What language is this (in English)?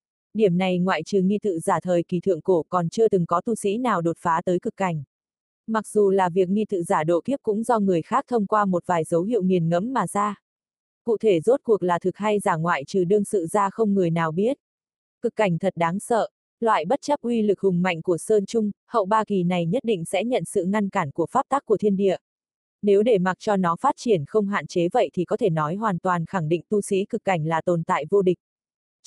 Vietnamese